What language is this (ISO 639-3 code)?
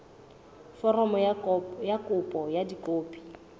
sot